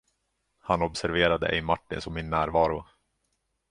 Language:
Swedish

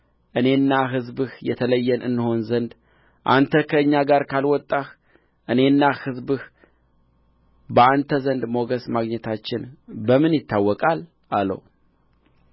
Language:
Amharic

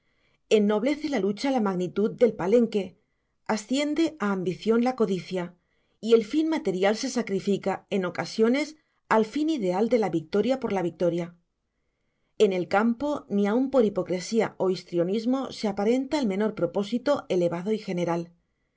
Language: Spanish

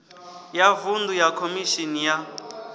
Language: Venda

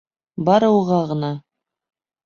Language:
Bashkir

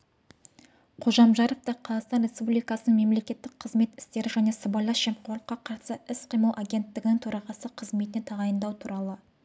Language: Kazakh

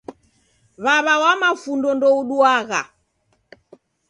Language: Taita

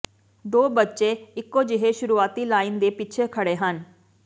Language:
Punjabi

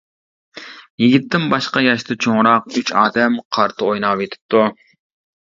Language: Uyghur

